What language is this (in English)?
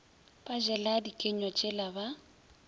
Northern Sotho